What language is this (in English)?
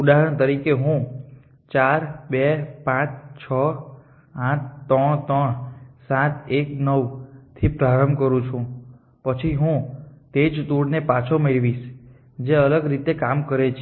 Gujarati